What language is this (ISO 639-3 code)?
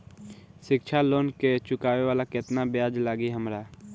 bho